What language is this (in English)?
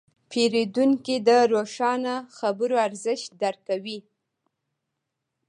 Pashto